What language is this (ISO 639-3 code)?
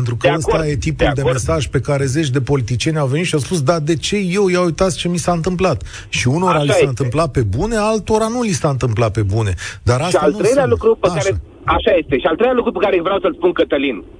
ron